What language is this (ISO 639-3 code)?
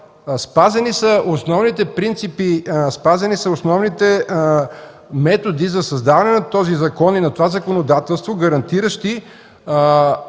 bul